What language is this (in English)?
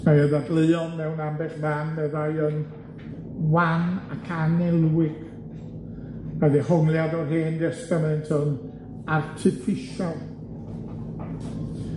Welsh